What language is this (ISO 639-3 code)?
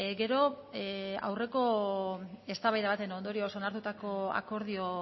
eus